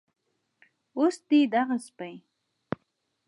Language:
Pashto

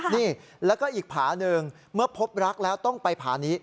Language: Thai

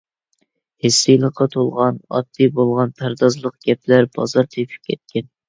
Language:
Uyghur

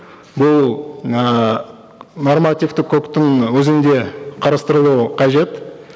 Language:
Kazakh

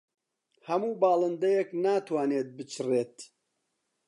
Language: Central Kurdish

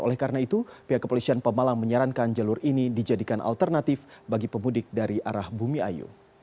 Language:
Indonesian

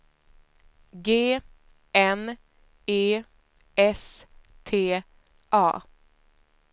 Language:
Swedish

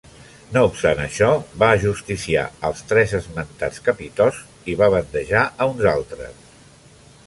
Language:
Catalan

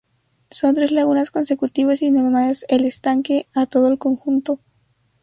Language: Spanish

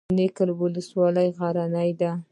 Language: Pashto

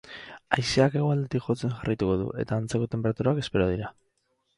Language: Basque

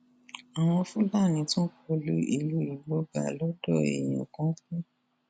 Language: Yoruba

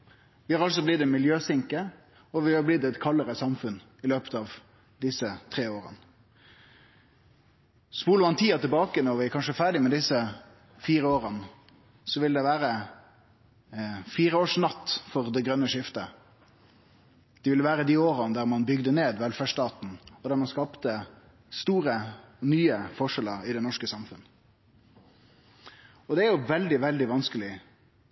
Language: Norwegian Nynorsk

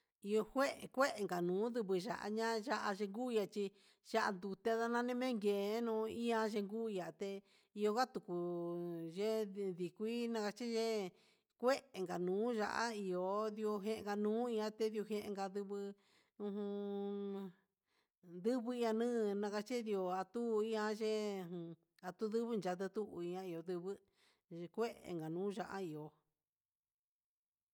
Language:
Huitepec Mixtec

